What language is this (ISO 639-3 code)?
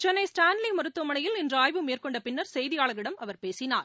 tam